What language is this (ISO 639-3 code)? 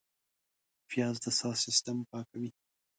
pus